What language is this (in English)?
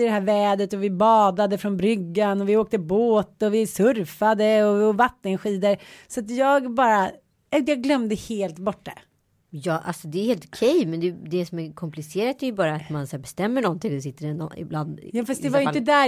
Swedish